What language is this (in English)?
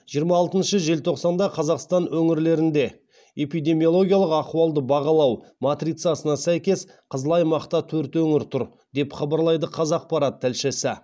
Kazakh